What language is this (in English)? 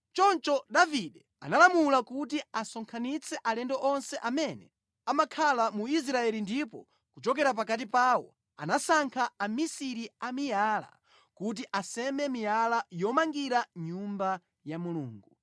Nyanja